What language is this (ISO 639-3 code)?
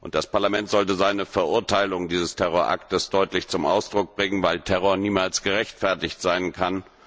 deu